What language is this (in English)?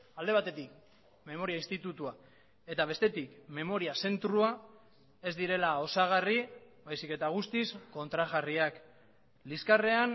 Basque